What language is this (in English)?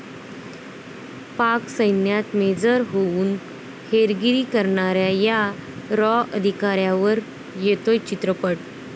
Marathi